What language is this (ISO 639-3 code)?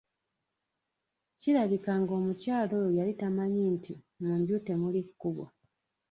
lug